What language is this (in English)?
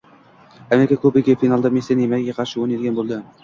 Uzbek